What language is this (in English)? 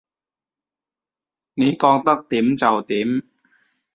Cantonese